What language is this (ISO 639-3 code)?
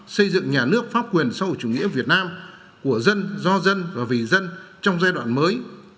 vie